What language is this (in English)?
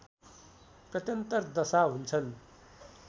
Nepali